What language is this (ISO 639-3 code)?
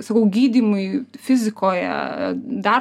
lit